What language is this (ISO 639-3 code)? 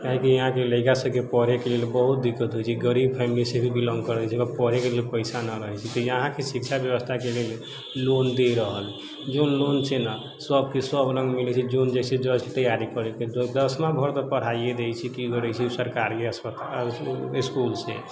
mai